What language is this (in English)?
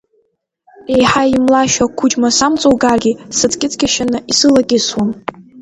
Abkhazian